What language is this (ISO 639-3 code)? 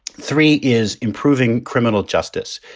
eng